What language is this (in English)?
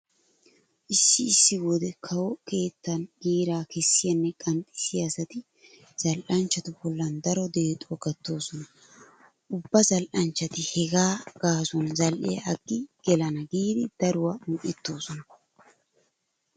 Wolaytta